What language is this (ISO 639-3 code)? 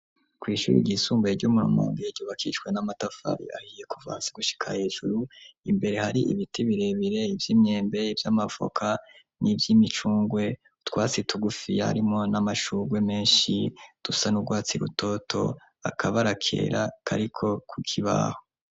run